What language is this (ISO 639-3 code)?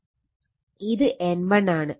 mal